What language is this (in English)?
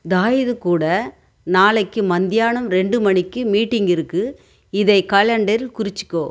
Tamil